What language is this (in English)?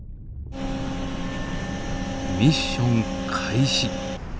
Japanese